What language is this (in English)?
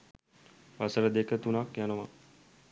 Sinhala